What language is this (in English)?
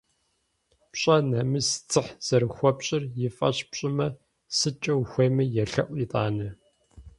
Kabardian